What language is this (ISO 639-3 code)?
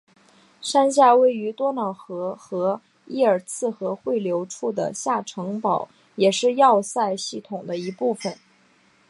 zho